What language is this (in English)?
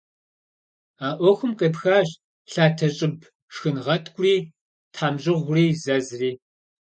Kabardian